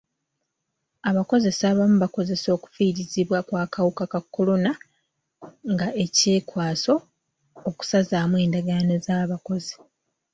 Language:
Ganda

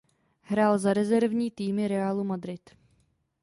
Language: Czech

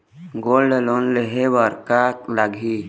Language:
Chhattisgarhi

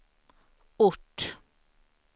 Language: Swedish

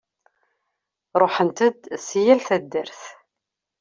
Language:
Kabyle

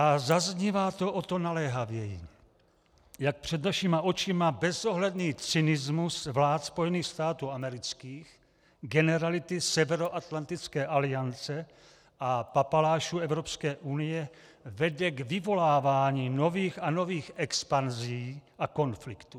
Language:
Czech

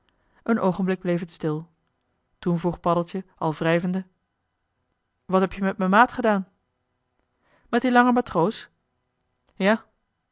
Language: Dutch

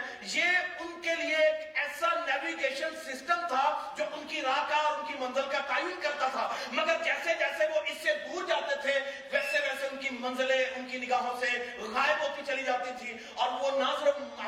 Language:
Urdu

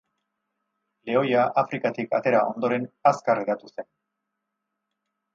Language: Basque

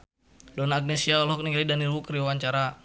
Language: Sundanese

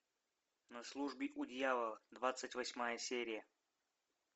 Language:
Russian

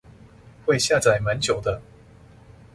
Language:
Chinese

